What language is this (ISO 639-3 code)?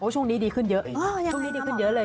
tha